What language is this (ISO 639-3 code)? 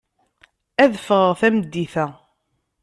kab